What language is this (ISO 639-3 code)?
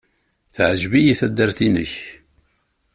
kab